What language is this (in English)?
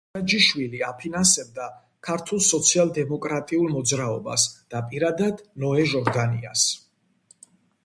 Georgian